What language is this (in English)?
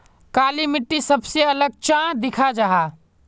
Magahi